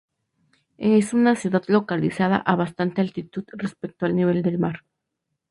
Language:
Spanish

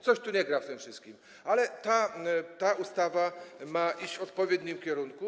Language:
Polish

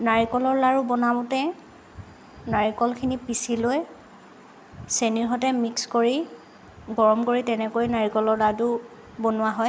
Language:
Assamese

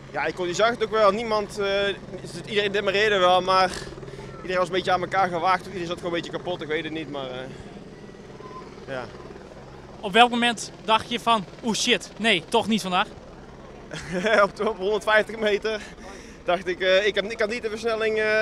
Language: Dutch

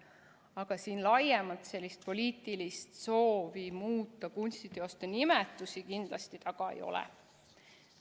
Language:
Estonian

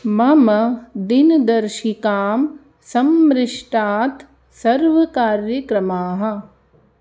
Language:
Sanskrit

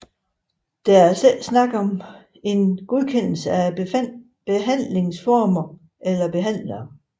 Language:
Danish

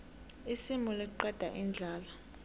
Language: South Ndebele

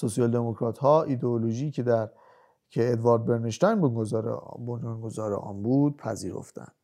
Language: Persian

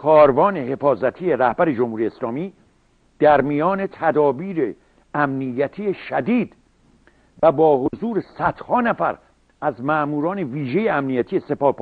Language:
Persian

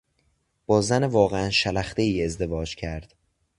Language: Persian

